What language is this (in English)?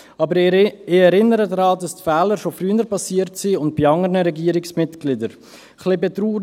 Swiss German